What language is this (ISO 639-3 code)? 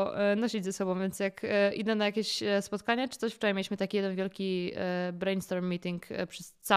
pol